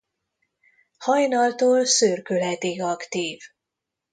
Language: Hungarian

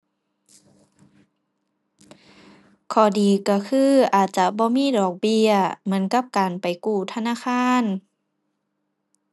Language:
Thai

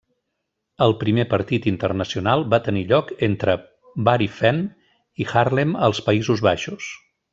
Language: Catalan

